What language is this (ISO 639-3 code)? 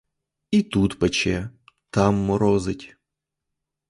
ukr